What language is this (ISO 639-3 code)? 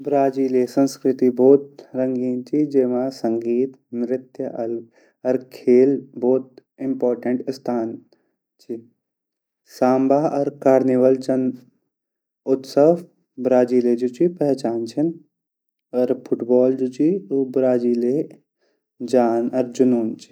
gbm